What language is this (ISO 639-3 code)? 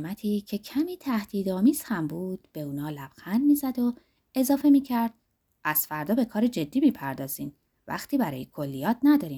fas